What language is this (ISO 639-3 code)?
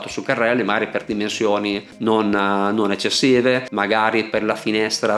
ita